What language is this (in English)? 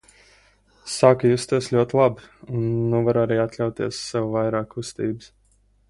Latvian